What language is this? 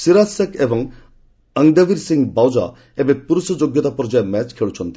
Odia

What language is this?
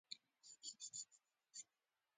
Pashto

